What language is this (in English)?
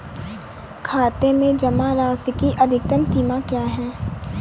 Hindi